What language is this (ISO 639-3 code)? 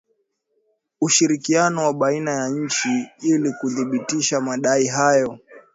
swa